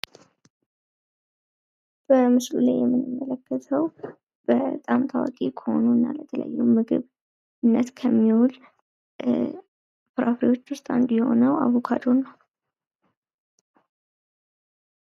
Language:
Amharic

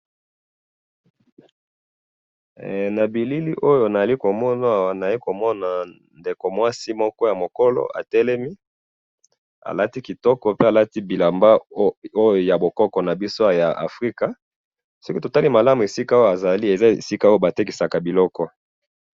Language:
Lingala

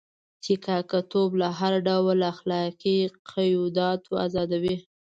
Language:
Pashto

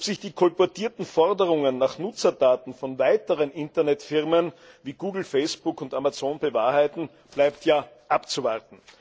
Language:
German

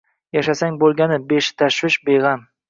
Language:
Uzbek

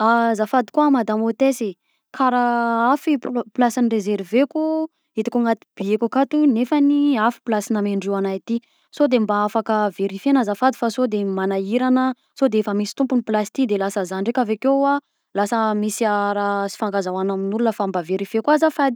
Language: Southern Betsimisaraka Malagasy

